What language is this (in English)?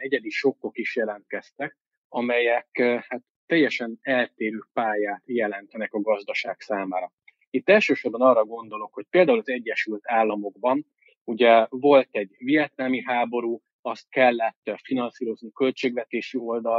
Hungarian